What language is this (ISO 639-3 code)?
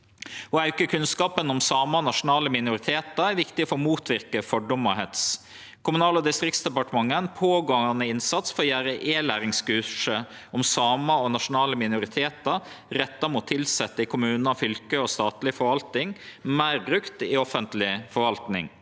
nor